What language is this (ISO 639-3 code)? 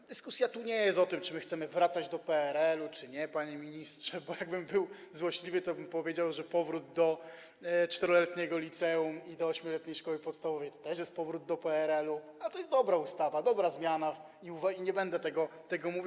pol